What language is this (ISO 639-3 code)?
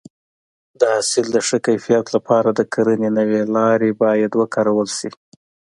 pus